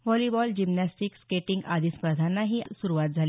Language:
Marathi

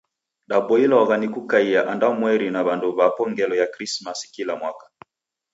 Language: Taita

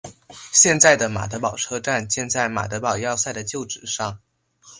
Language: Chinese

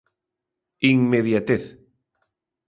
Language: Galician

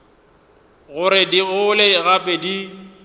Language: Northern Sotho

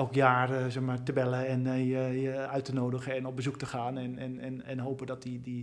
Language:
Dutch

